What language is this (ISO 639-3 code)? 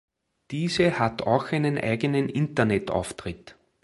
deu